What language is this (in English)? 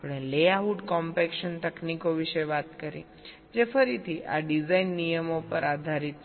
Gujarati